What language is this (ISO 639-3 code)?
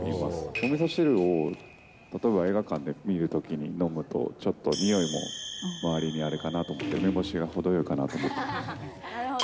jpn